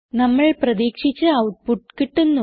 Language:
Malayalam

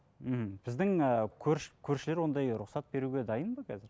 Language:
Kazakh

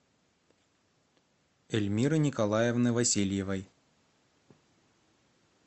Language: Russian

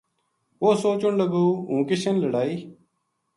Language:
Gujari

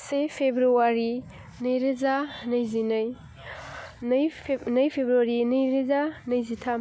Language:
Bodo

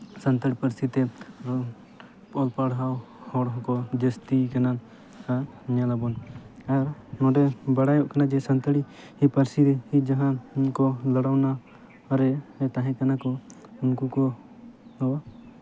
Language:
Santali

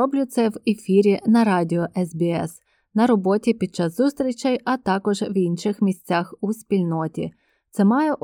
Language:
Ukrainian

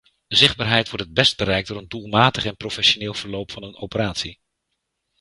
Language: Dutch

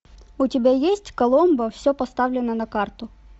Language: Russian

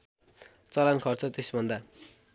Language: Nepali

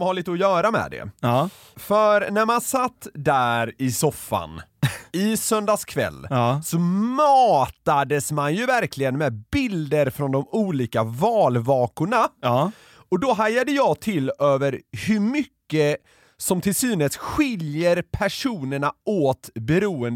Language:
Swedish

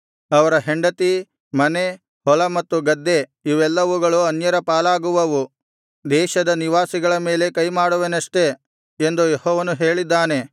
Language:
Kannada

